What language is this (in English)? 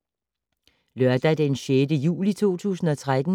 Danish